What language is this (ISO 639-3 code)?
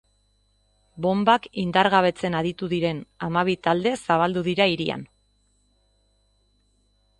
eus